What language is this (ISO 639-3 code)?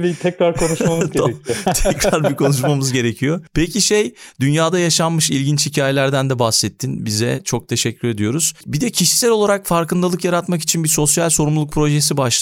tur